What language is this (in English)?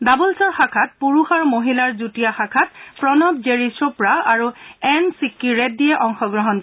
Assamese